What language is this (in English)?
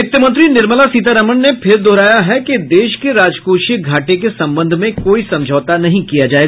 Hindi